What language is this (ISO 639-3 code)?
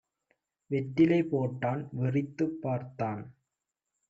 tam